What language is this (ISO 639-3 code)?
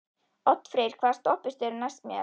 isl